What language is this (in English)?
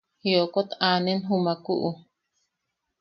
Yaqui